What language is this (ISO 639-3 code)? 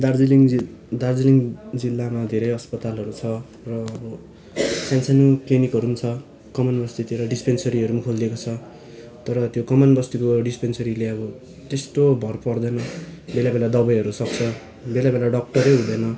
nep